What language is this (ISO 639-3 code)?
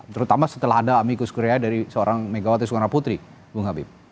ind